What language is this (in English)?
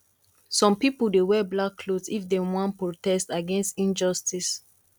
Nigerian Pidgin